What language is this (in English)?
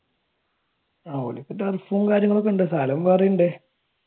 Malayalam